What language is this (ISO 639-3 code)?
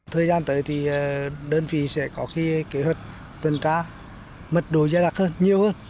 vie